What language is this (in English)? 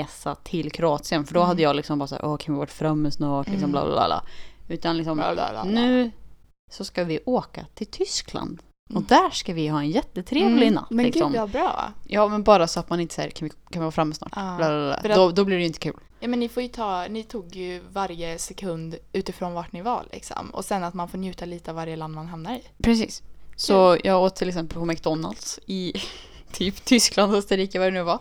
Swedish